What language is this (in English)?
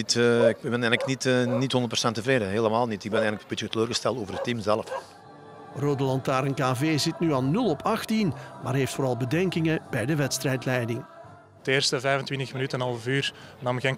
Dutch